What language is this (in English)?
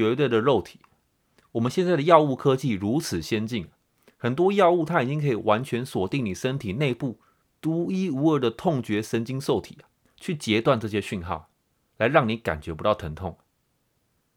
Chinese